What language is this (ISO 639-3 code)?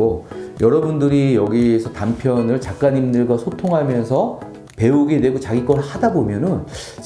kor